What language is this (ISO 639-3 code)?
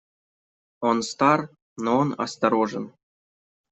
rus